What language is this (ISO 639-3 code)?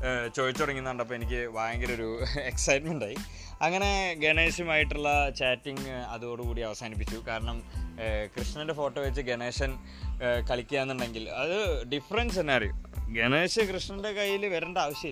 mal